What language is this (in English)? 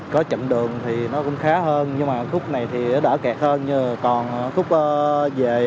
Vietnamese